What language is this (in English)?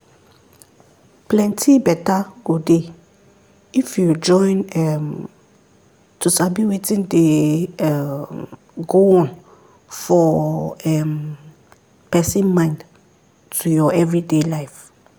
Nigerian Pidgin